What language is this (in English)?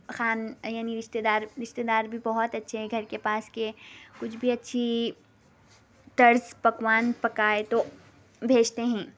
Urdu